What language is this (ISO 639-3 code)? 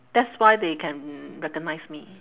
eng